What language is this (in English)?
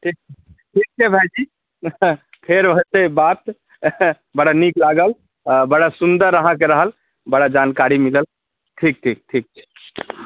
Maithili